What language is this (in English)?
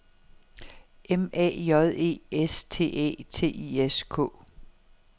Danish